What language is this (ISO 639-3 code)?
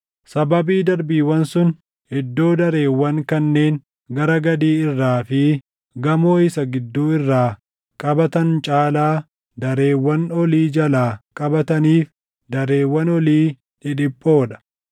orm